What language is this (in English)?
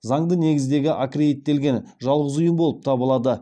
Kazakh